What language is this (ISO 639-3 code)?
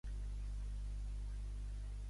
cat